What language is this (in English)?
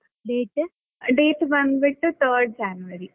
Kannada